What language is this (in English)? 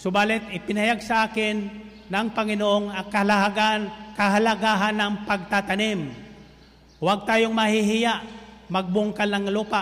Filipino